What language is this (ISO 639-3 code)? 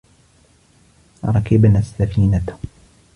ara